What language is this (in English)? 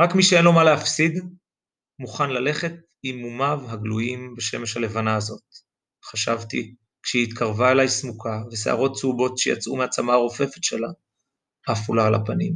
Hebrew